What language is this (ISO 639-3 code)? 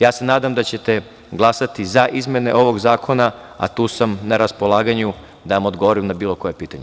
srp